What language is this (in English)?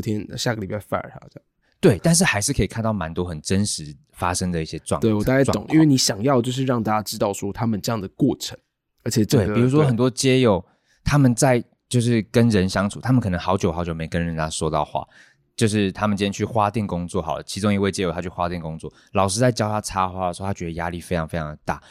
Chinese